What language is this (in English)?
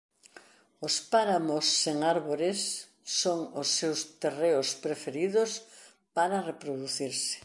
Galician